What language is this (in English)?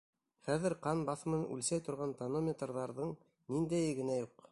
Bashkir